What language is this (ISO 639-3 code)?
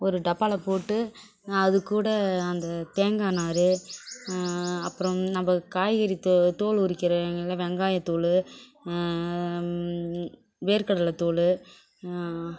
tam